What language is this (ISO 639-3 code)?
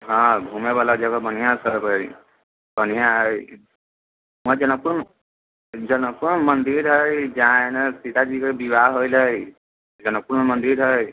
mai